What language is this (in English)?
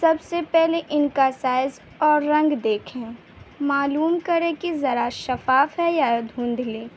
Urdu